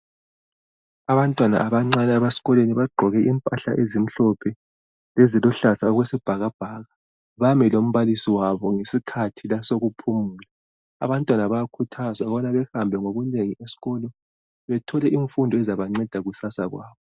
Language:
North Ndebele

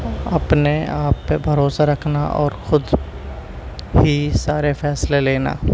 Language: Urdu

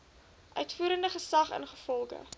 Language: Afrikaans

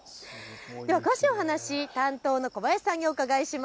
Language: Japanese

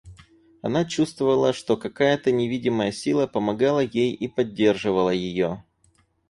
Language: Russian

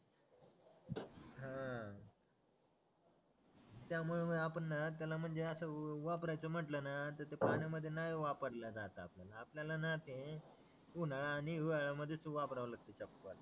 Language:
Marathi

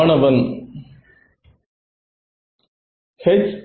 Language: Tamil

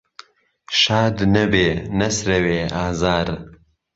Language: Central Kurdish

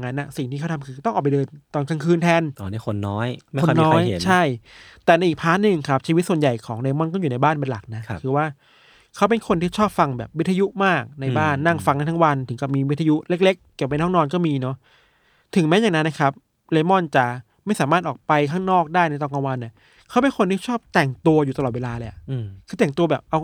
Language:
Thai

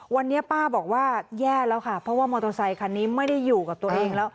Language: Thai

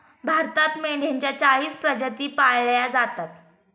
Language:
Marathi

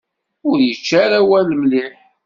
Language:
Kabyle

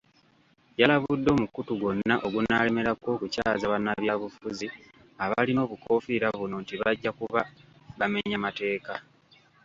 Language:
Ganda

